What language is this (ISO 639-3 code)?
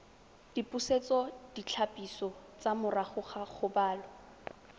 tsn